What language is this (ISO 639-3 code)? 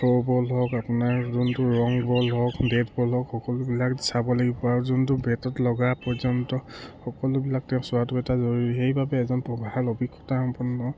asm